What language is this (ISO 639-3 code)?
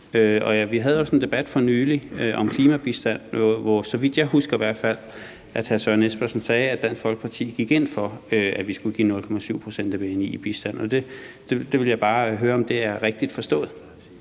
dan